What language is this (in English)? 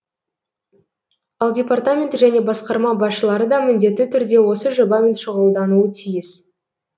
Kazakh